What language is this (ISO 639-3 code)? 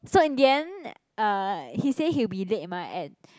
eng